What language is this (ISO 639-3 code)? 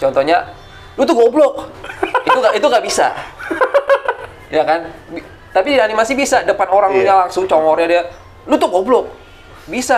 ind